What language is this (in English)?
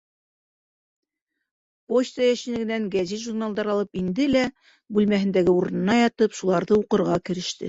Bashkir